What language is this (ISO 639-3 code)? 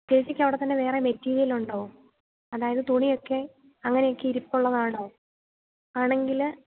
mal